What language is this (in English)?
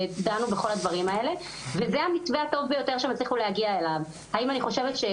Hebrew